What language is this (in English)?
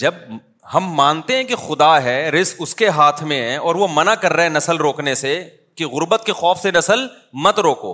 Urdu